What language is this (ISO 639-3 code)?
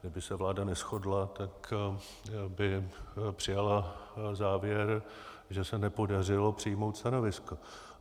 ces